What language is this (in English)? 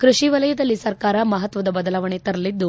Kannada